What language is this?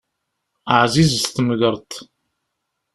Kabyle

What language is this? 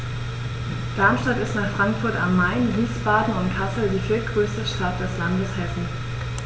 German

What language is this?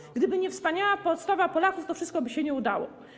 Polish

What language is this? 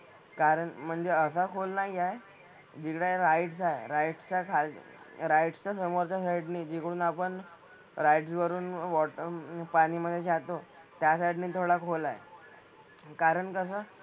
Marathi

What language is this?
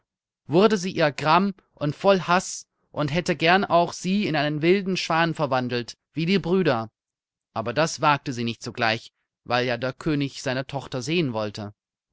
German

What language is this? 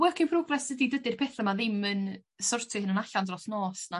Welsh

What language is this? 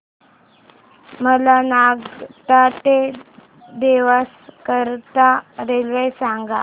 Marathi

